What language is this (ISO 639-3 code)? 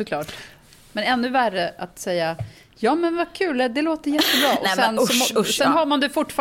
swe